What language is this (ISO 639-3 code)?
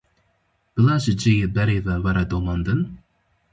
kur